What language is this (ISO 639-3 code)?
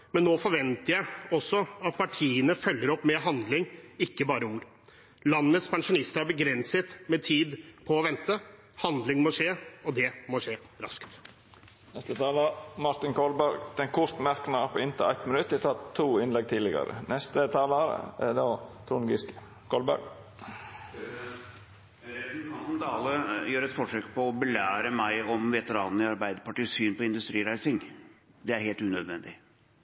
nor